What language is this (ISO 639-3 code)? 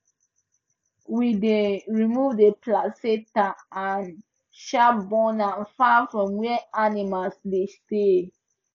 pcm